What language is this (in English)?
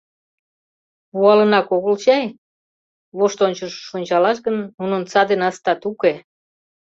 Mari